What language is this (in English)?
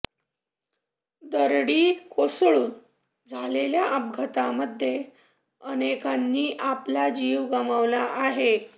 Marathi